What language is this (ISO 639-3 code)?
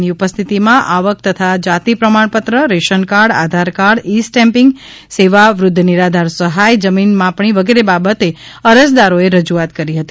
guj